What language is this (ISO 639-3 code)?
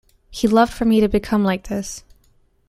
eng